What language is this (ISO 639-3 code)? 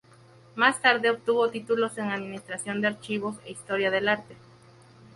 spa